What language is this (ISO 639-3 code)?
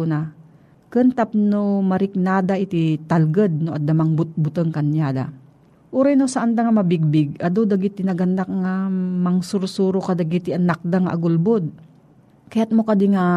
fil